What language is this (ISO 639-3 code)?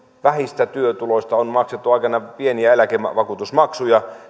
fin